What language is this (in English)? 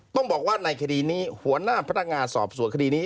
Thai